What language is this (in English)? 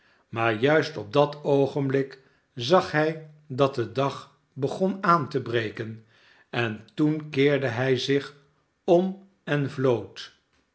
Dutch